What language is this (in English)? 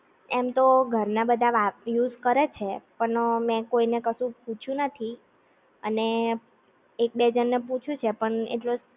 Gujarati